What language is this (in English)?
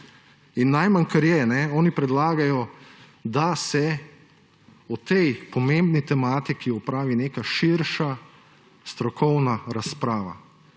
Slovenian